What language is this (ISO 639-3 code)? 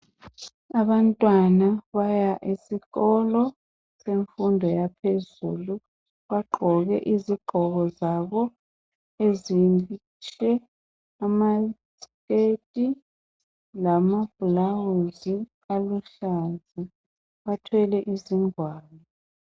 nde